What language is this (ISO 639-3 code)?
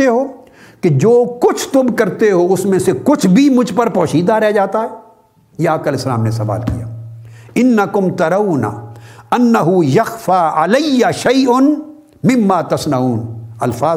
urd